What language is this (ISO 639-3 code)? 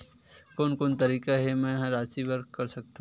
hne